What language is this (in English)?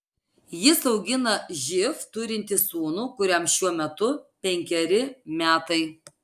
Lithuanian